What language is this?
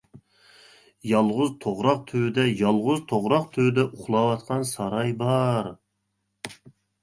Uyghur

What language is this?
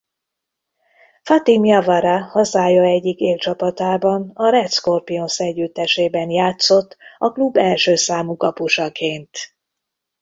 Hungarian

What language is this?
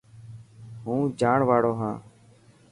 Dhatki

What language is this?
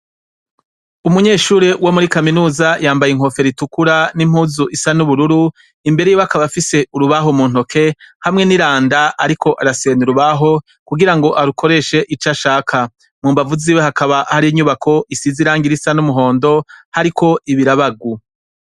Rundi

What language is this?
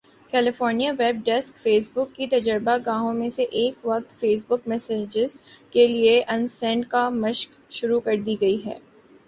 Urdu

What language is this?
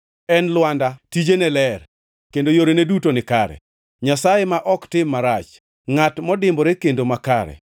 Luo (Kenya and Tanzania)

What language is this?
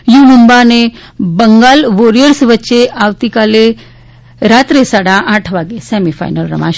Gujarati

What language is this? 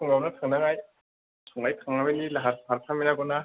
Bodo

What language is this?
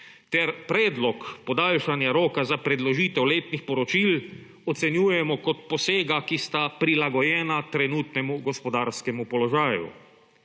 Slovenian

